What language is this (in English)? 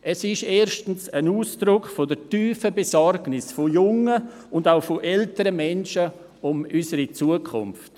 Swiss German